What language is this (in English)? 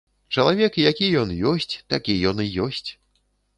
Belarusian